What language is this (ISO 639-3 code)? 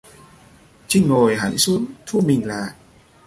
vie